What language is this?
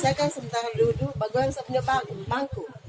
Indonesian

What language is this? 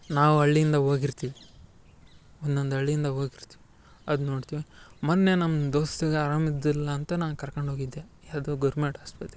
Kannada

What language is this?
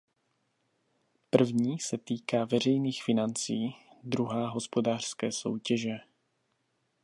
Czech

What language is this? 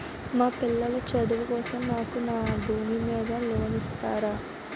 Telugu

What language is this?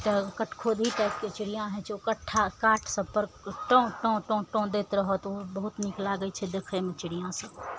Maithili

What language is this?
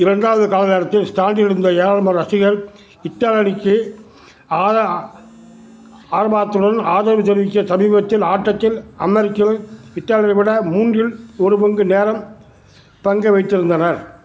Tamil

